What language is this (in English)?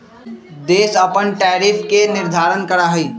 Magahi